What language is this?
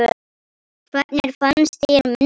Icelandic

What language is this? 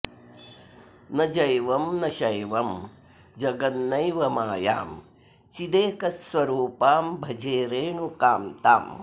Sanskrit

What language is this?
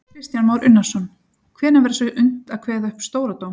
Icelandic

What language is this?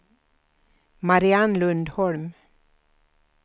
Swedish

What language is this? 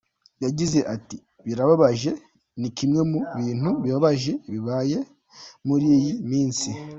Kinyarwanda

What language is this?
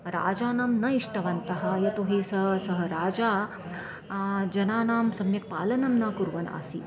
Sanskrit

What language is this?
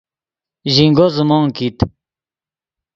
Yidgha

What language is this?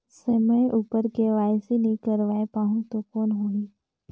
Chhattisgarhi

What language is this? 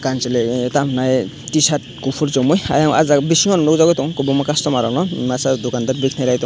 Kok Borok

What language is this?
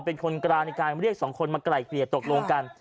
Thai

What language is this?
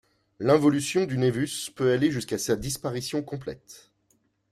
French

